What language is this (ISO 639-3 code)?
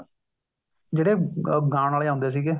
pan